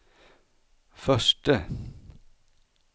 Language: Swedish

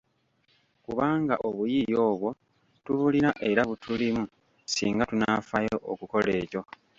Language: Ganda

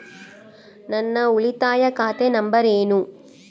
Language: Kannada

